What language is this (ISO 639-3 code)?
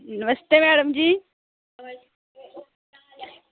doi